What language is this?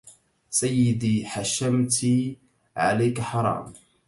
Arabic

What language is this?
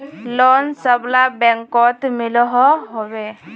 Magahi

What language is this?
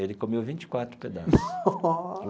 Portuguese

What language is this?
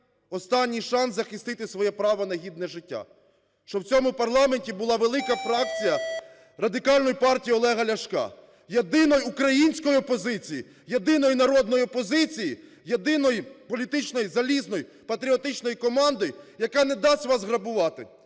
Ukrainian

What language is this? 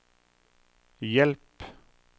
Norwegian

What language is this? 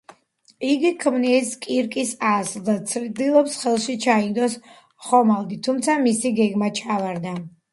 Georgian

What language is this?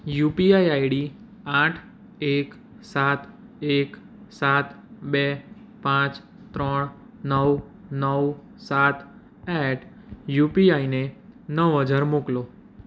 Gujarati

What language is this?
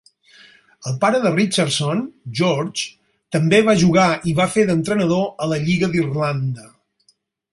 Catalan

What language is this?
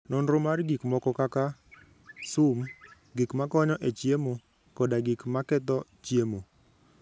Luo (Kenya and Tanzania)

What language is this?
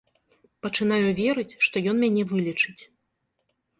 Belarusian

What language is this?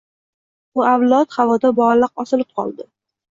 Uzbek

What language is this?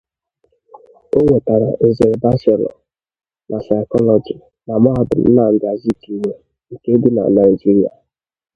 Igbo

